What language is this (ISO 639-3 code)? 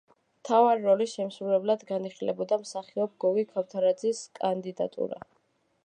kat